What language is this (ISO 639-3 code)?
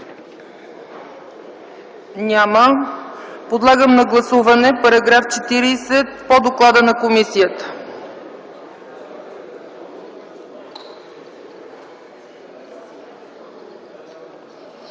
bul